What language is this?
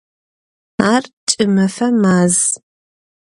Adyghe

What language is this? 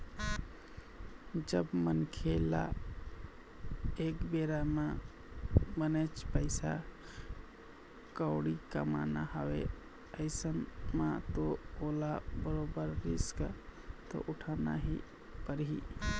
Chhattisgarhi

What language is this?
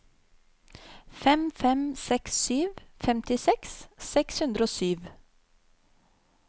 Norwegian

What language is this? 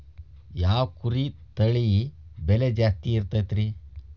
Kannada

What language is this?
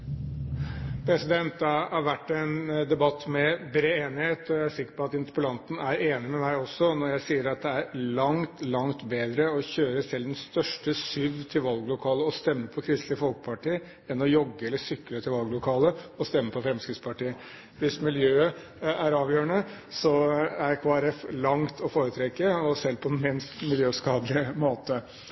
Norwegian Bokmål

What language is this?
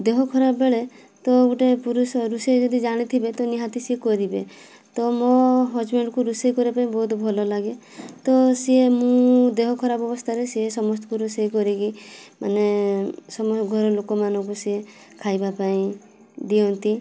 Odia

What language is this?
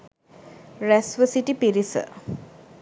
Sinhala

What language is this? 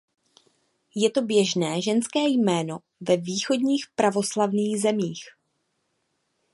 Czech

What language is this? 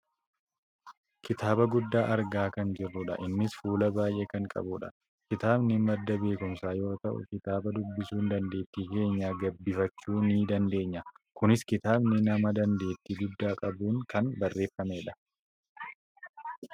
Oromo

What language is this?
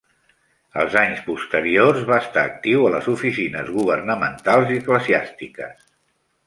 Catalan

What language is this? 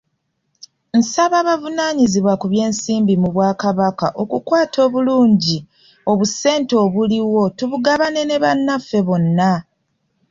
Ganda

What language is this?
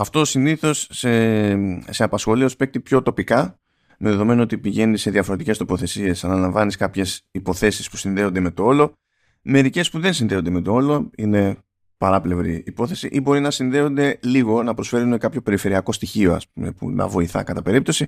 Greek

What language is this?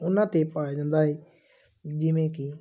Punjabi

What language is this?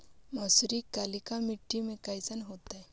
Magahi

